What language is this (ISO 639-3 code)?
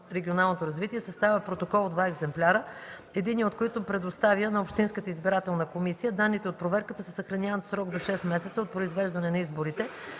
bul